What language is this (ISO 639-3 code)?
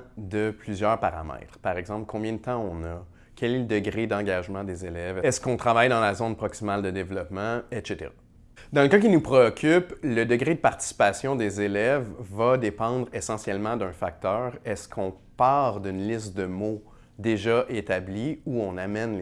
fra